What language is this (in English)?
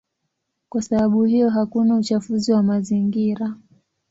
Swahili